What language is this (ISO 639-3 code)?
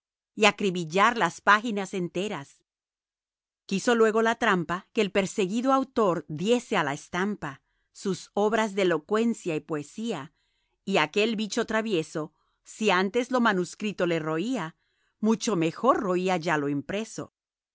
spa